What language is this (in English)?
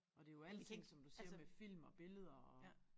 Danish